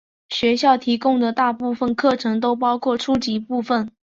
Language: Chinese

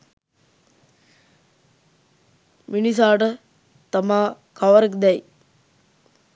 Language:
Sinhala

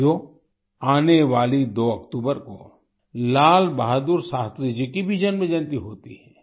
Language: Hindi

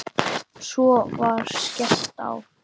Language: Icelandic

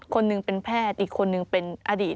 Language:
Thai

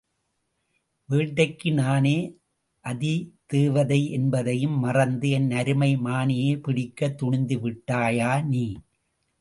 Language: Tamil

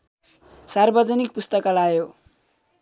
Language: Nepali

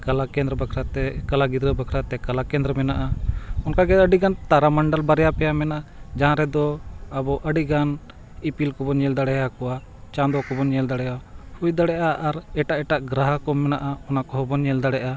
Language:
Santali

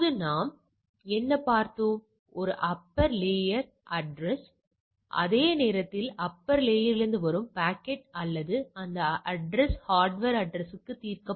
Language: Tamil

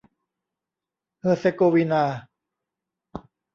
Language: Thai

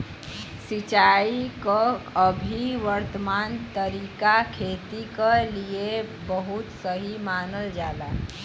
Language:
Bhojpuri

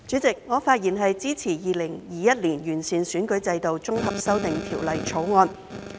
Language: Cantonese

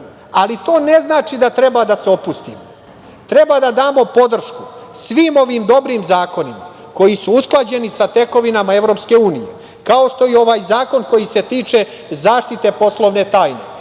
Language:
Serbian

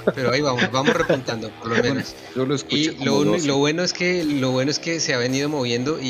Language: Spanish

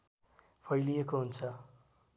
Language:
Nepali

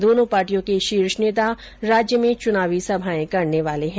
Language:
Hindi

